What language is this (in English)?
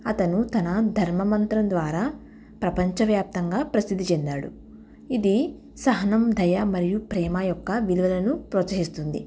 Telugu